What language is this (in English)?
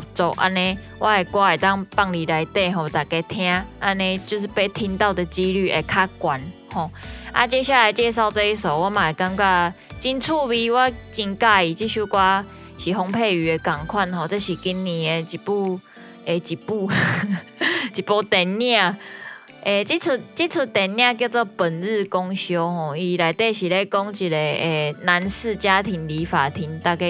Chinese